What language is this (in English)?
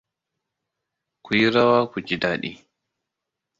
Hausa